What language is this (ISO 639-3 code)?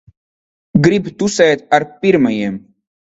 lav